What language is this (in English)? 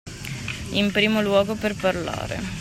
Italian